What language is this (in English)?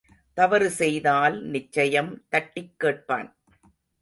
Tamil